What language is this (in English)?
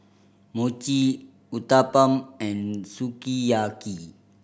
English